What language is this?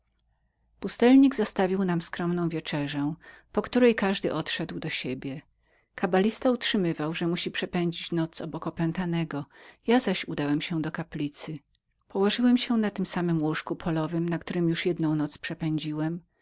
Polish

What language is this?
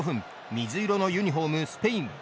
Japanese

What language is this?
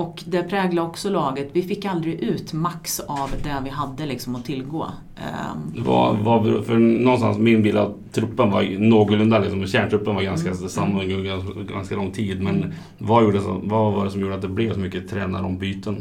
Swedish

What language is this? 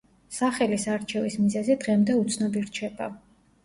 Georgian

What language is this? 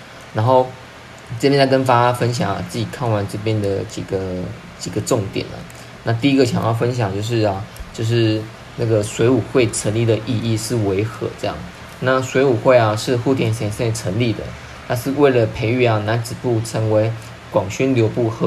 Chinese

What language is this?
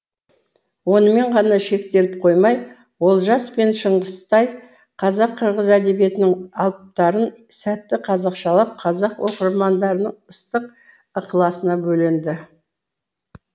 Kazakh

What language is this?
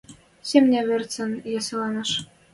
Western Mari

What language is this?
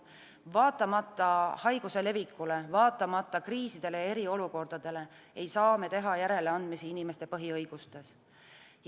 Estonian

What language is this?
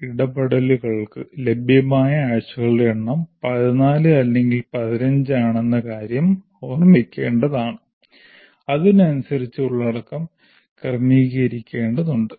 Malayalam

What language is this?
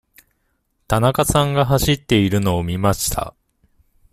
Japanese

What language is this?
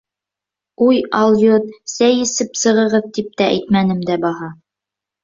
Bashkir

